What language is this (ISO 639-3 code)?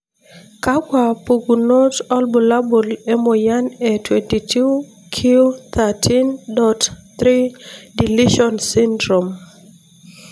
mas